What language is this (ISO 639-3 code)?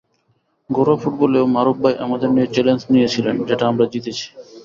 ben